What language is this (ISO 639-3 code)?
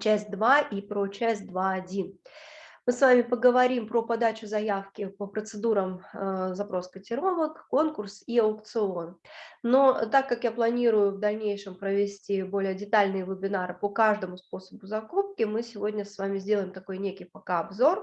rus